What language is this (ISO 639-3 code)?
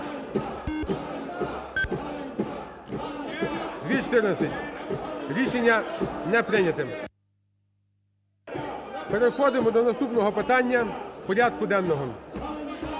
ukr